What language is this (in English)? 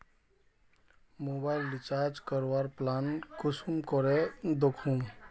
Magahi